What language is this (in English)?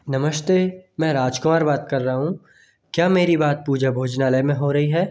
Hindi